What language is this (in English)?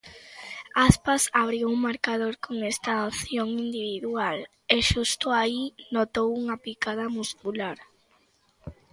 Galician